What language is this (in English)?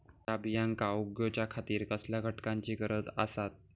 Marathi